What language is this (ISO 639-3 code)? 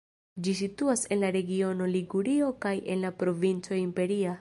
epo